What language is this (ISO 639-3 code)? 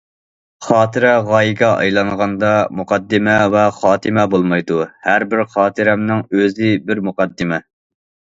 uig